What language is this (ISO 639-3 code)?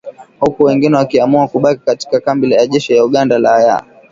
swa